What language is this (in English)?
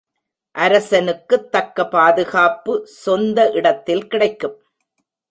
Tamil